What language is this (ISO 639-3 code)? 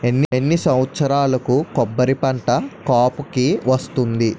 tel